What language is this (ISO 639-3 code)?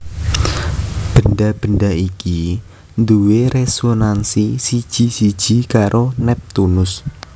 jav